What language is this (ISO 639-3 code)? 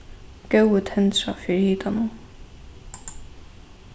fao